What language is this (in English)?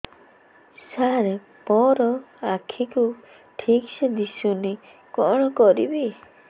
Odia